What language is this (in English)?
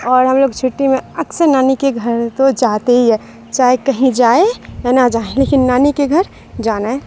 Urdu